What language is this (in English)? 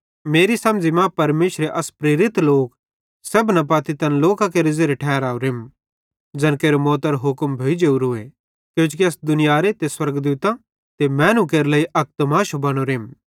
Bhadrawahi